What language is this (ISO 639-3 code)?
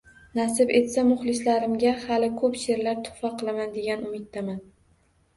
uzb